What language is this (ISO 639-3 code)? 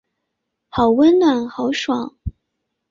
zho